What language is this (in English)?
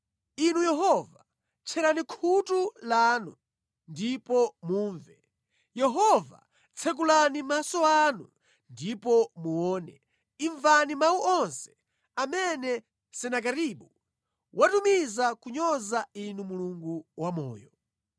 Nyanja